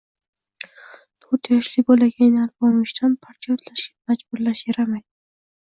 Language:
Uzbek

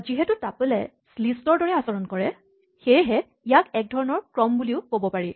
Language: Assamese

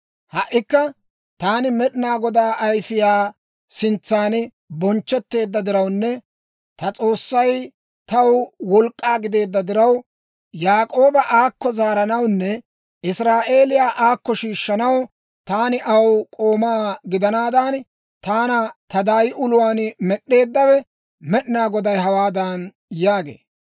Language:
Dawro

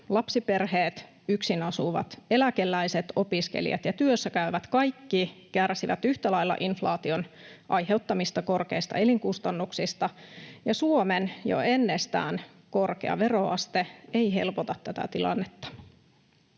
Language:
Finnish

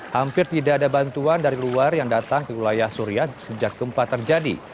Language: Indonesian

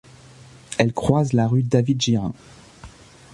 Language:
French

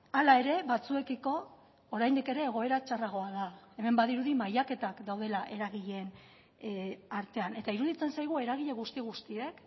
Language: Basque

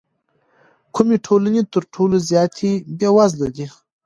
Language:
Pashto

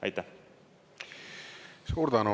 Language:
Estonian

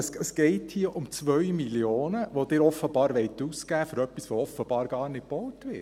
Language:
Swiss German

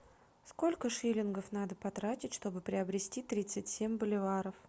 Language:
Russian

